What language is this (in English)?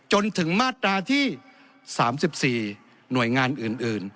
Thai